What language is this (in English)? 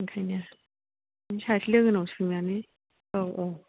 Bodo